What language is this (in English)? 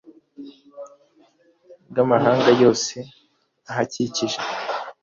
Kinyarwanda